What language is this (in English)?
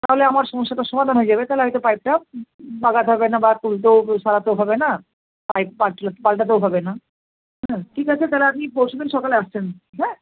Bangla